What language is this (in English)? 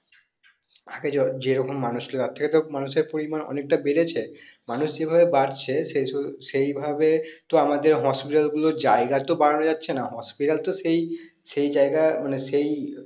Bangla